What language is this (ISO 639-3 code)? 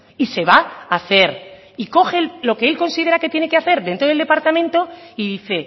spa